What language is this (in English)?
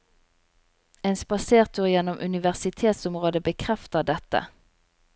Norwegian